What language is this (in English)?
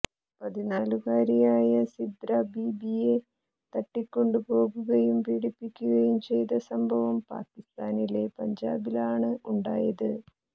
Malayalam